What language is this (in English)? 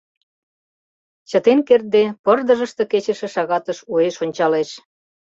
Mari